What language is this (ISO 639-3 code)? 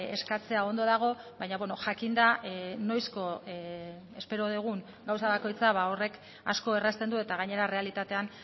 eus